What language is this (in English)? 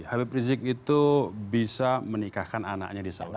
Indonesian